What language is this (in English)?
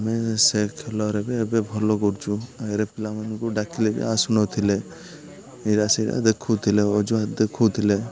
Odia